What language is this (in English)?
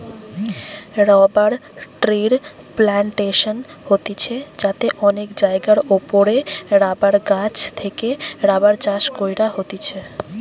Bangla